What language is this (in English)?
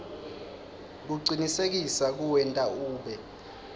Swati